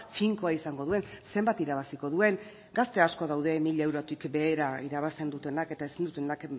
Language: Basque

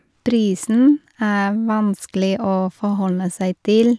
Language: Norwegian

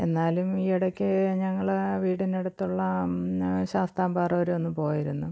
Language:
Malayalam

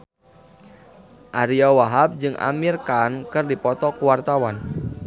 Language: Sundanese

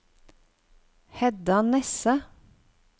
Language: Norwegian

